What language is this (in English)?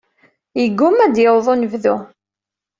Kabyle